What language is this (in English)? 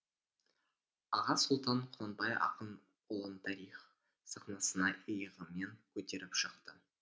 Kazakh